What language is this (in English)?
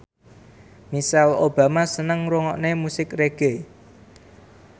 Javanese